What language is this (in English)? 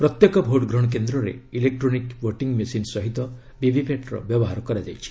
Odia